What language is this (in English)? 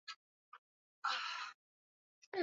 Swahili